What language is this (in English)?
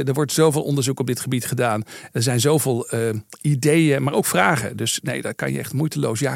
Dutch